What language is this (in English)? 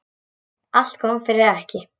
Icelandic